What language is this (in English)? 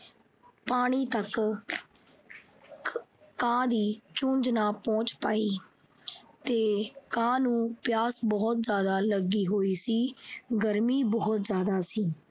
Punjabi